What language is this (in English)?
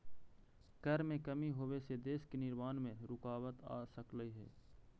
Magahi